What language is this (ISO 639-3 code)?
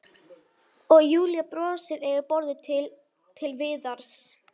isl